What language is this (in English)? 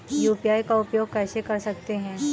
Hindi